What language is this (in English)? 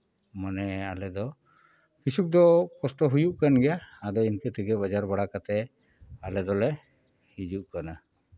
Santali